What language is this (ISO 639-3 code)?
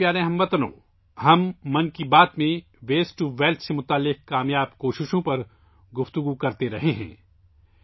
urd